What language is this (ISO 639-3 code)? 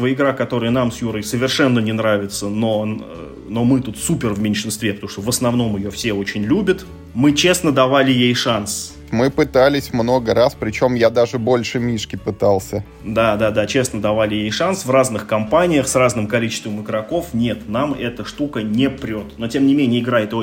rus